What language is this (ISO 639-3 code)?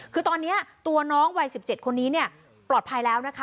tha